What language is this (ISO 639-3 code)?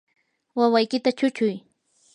qur